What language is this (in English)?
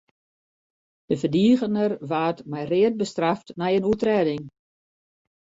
Western Frisian